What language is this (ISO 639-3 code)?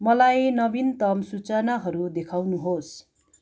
nep